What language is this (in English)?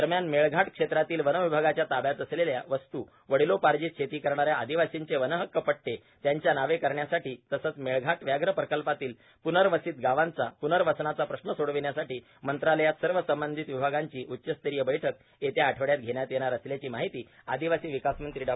Marathi